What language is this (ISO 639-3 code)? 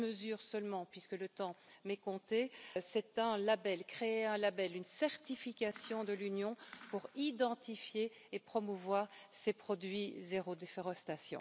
fra